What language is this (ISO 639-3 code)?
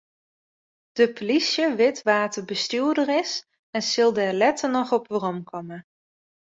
fry